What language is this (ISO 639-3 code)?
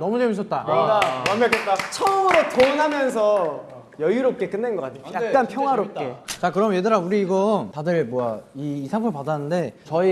kor